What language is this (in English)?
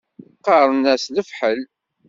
Kabyle